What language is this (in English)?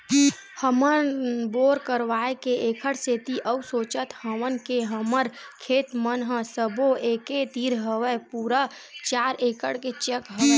Chhattisgarhi